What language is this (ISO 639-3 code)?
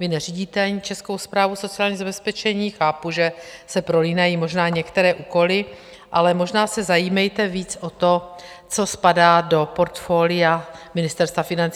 ces